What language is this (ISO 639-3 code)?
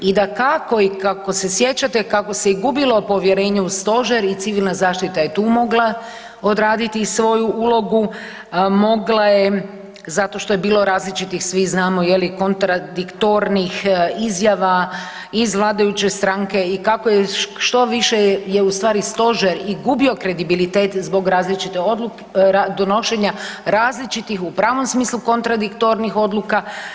hrv